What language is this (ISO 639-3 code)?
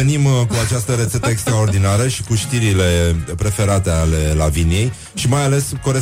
ron